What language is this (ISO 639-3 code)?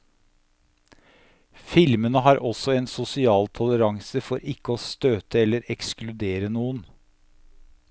nor